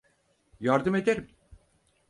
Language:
Turkish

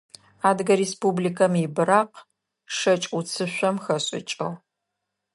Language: Adyghe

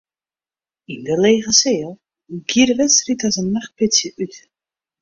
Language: Western Frisian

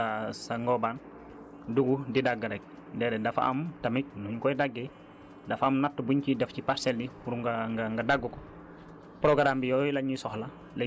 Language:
Wolof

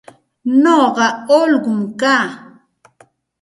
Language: Santa Ana de Tusi Pasco Quechua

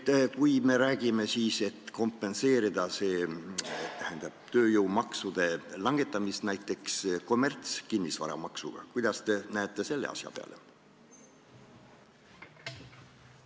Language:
Estonian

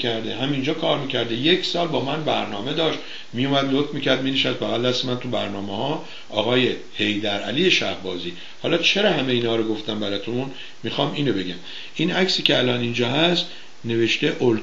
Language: Persian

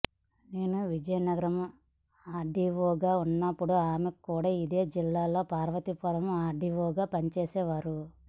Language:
Telugu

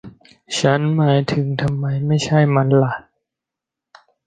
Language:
Thai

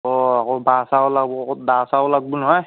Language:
Assamese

